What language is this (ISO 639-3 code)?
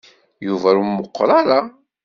kab